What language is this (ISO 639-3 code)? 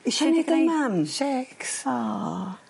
cym